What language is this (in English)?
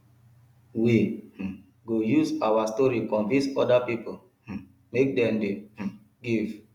Nigerian Pidgin